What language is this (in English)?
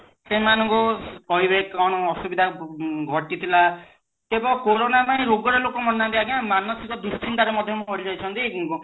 Odia